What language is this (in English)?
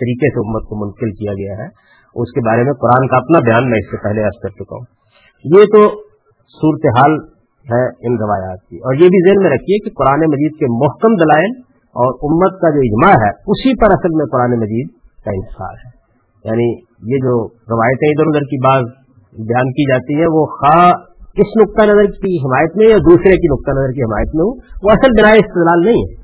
Urdu